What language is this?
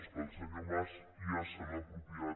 Catalan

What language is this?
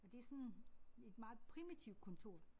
Danish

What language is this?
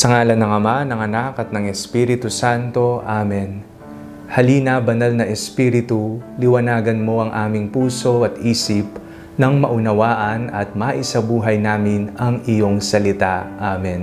Filipino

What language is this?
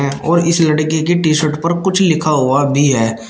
Hindi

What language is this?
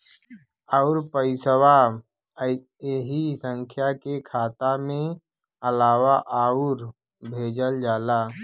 Bhojpuri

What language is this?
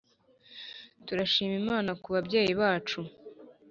Kinyarwanda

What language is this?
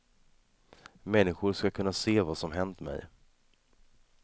Swedish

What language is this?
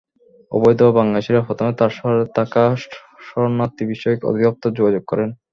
Bangla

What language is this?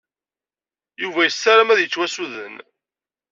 Kabyle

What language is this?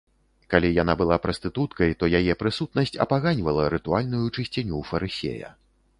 Belarusian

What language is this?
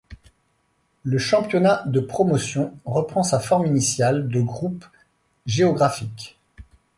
French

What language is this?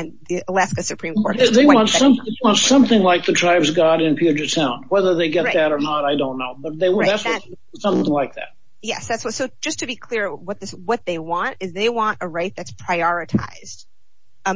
English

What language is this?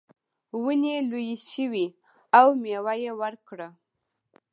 Pashto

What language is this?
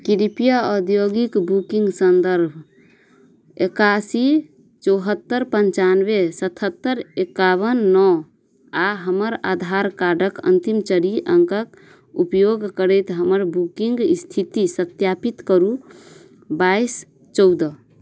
Maithili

